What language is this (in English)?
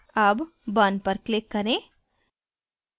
Hindi